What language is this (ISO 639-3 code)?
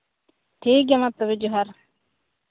sat